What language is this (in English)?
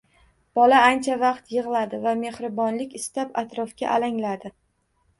Uzbek